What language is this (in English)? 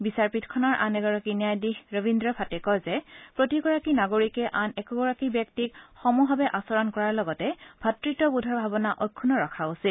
Assamese